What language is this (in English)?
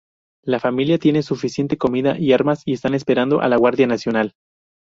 Spanish